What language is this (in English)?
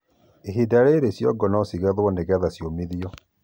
Kikuyu